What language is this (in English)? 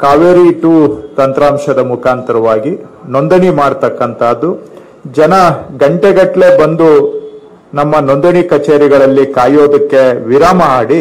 Kannada